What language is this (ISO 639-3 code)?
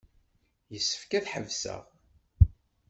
kab